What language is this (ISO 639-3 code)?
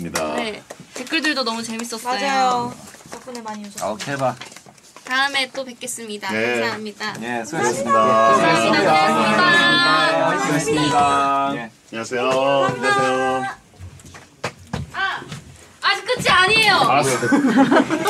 kor